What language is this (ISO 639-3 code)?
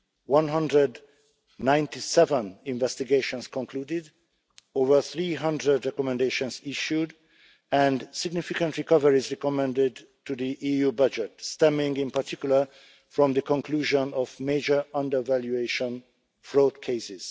eng